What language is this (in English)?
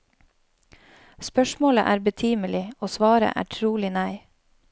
Norwegian